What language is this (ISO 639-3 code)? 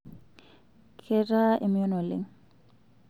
mas